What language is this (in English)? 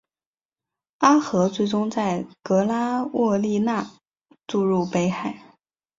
Chinese